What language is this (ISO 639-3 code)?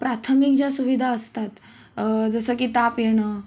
mar